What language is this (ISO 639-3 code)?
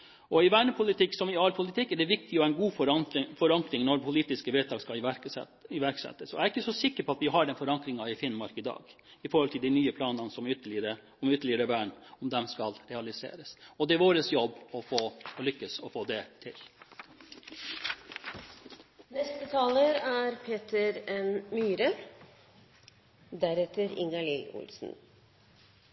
nob